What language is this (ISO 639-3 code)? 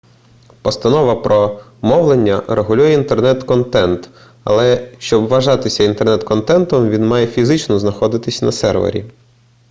ukr